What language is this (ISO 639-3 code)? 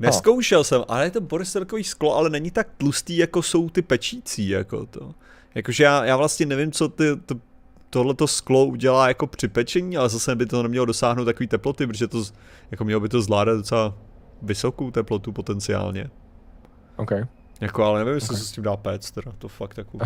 ces